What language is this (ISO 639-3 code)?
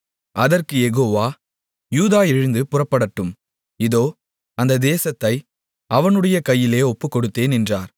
tam